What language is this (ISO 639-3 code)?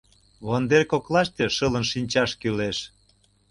chm